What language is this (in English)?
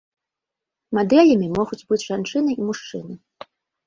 Belarusian